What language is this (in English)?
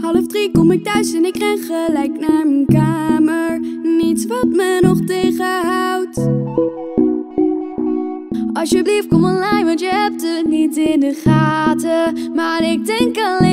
Dutch